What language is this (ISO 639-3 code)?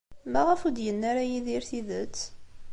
kab